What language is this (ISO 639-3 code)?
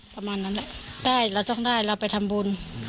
tha